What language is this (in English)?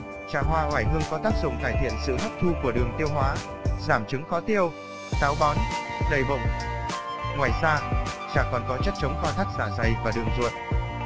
Vietnamese